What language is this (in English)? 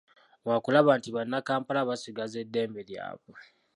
Ganda